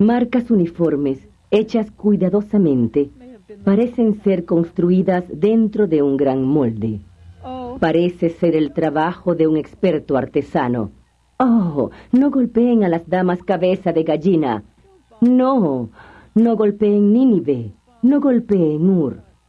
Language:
Spanish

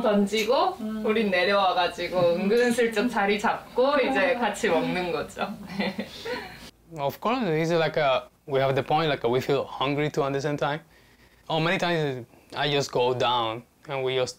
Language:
Korean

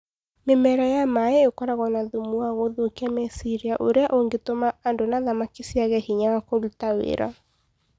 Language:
Kikuyu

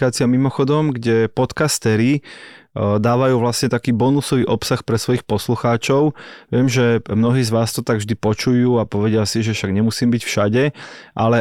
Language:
Slovak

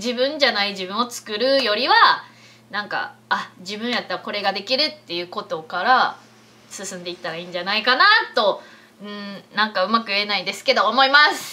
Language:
Japanese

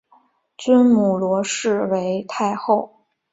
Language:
Chinese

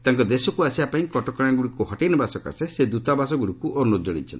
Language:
Odia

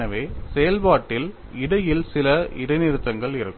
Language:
Tamil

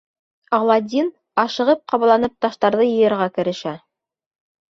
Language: Bashkir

